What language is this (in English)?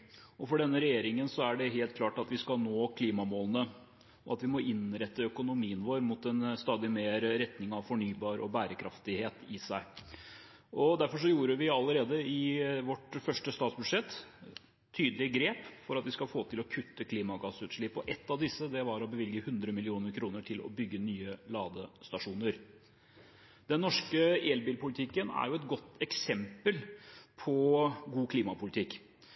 Norwegian Bokmål